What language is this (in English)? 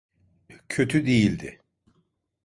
Turkish